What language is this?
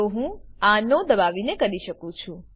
Gujarati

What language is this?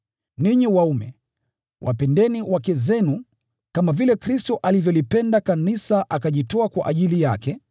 Swahili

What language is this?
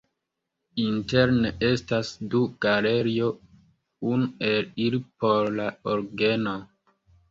Esperanto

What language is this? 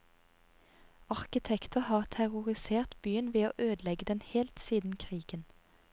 Norwegian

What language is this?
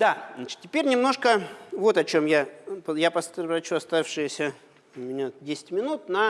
Russian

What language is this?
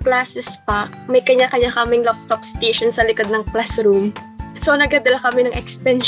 Filipino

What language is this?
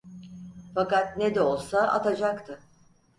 Turkish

